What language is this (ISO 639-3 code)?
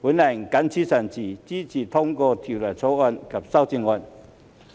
yue